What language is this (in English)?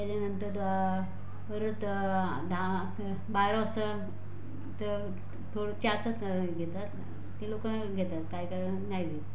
Marathi